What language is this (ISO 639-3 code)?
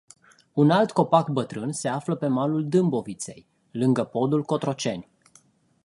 ron